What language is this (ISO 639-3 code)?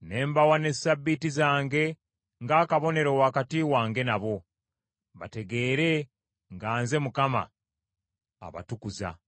lug